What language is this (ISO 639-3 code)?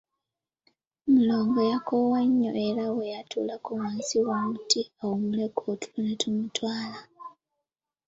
lug